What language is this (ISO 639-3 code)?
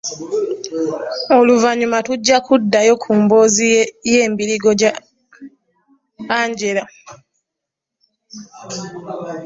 lug